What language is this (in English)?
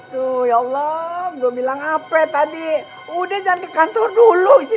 Indonesian